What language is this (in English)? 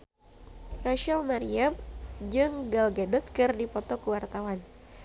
Sundanese